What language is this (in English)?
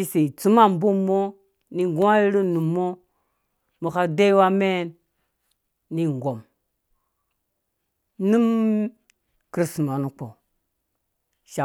Dũya